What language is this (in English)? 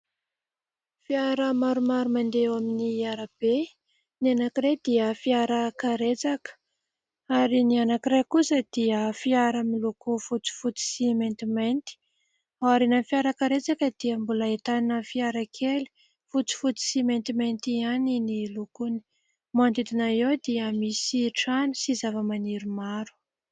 Malagasy